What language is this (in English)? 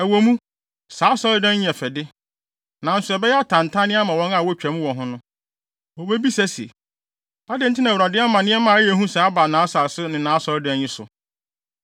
Akan